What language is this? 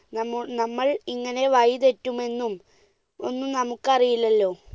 Malayalam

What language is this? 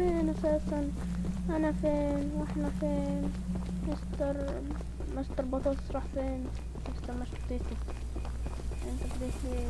Arabic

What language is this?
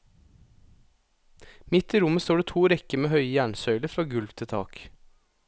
Norwegian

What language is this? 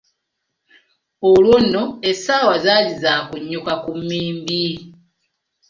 Ganda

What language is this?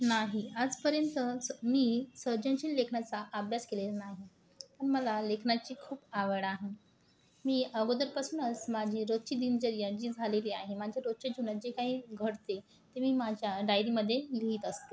Marathi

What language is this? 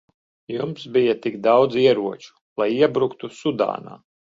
Latvian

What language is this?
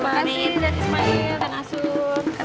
Indonesian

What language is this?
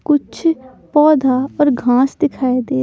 Hindi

